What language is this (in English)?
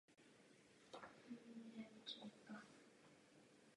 Czech